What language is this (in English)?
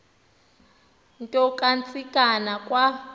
Xhosa